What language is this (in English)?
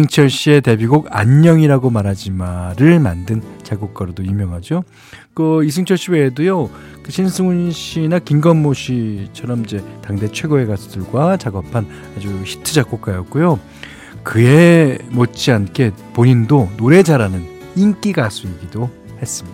Korean